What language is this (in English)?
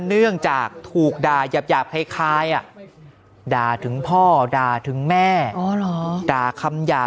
Thai